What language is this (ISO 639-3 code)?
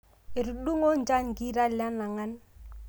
mas